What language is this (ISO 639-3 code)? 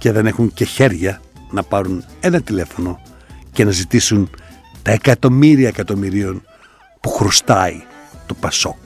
ell